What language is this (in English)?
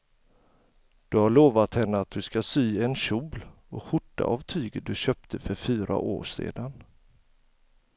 Swedish